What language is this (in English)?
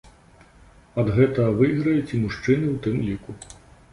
Belarusian